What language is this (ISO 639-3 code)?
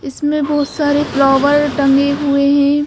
hin